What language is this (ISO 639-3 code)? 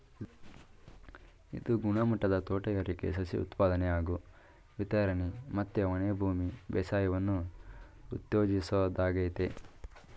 kan